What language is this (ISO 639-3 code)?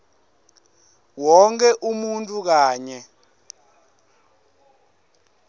ssw